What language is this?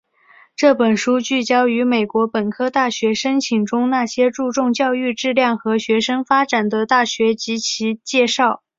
Chinese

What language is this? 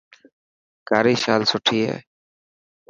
Dhatki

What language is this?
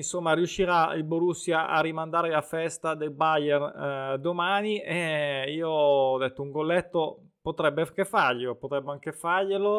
Italian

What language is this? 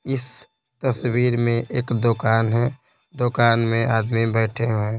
Hindi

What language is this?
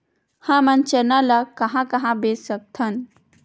Chhattisgarhi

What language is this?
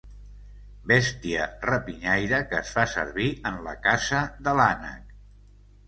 Catalan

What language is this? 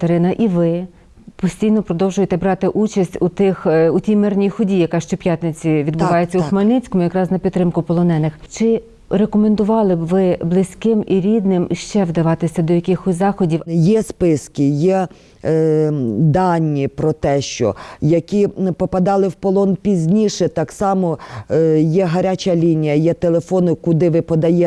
Ukrainian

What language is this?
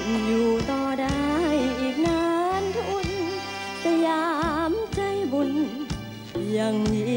Thai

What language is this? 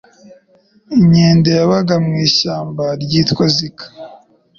Kinyarwanda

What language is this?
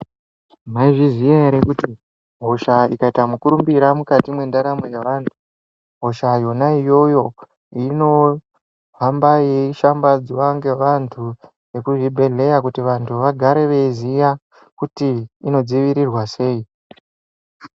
Ndau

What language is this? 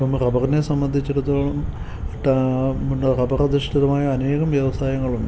Malayalam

